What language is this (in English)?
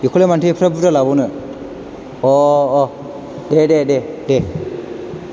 Bodo